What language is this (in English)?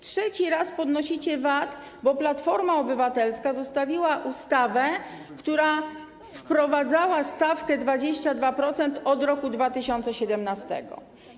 Polish